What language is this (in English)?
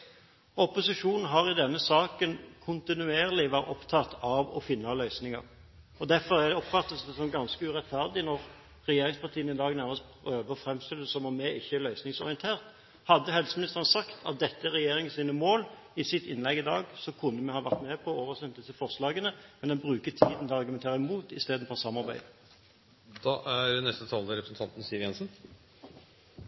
Norwegian Bokmål